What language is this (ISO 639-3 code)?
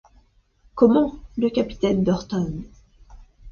fra